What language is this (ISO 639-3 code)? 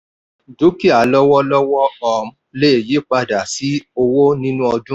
yor